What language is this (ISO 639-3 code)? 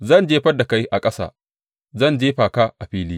hau